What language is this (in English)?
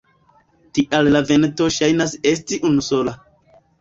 Esperanto